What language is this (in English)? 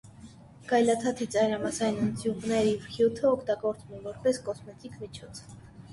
Armenian